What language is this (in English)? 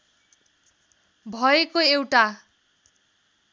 Nepali